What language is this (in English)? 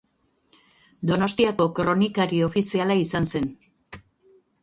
Basque